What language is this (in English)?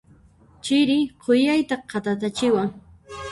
Puno Quechua